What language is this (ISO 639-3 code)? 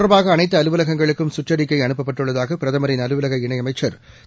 tam